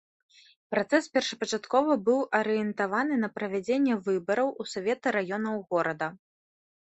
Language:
Belarusian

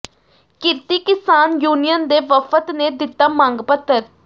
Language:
Punjabi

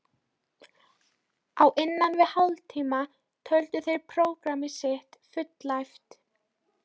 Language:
Icelandic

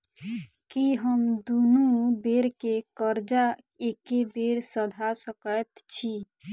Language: Maithili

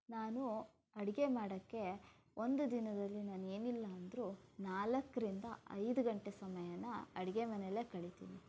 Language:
Kannada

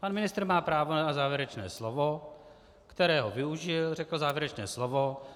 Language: Czech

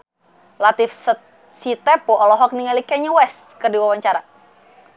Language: Sundanese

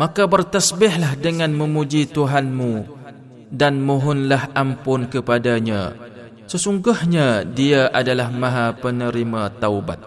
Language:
Malay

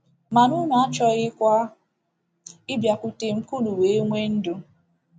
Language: Igbo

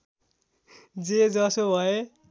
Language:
Nepali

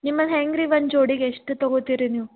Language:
Kannada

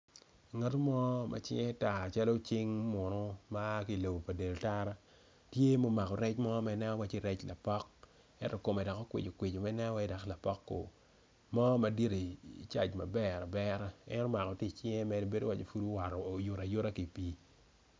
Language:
Acoli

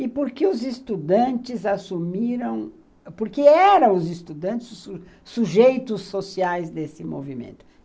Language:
Portuguese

